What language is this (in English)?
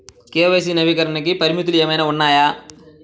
Telugu